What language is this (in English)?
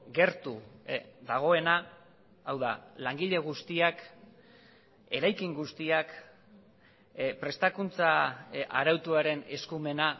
Basque